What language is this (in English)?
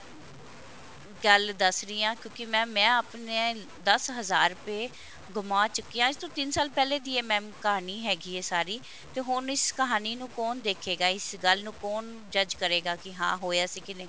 Punjabi